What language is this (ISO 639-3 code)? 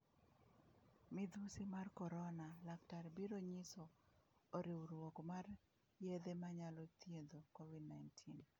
luo